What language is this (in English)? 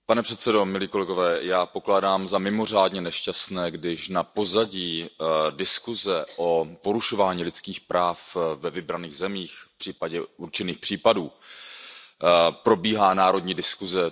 Czech